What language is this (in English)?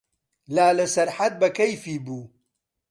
Central Kurdish